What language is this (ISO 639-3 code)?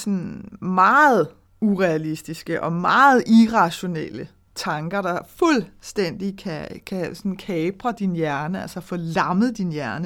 dan